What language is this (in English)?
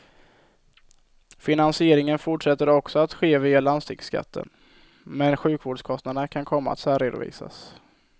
Swedish